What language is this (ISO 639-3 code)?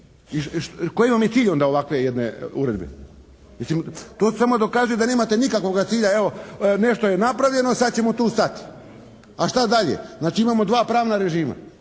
hrv